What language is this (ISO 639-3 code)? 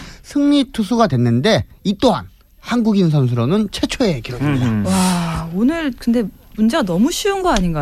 kor